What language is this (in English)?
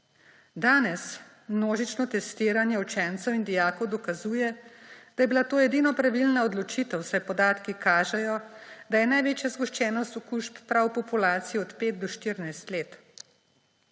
Slovenian